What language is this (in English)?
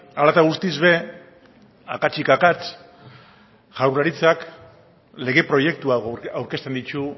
Basque